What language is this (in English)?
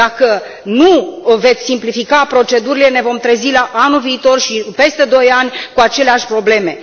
Romanian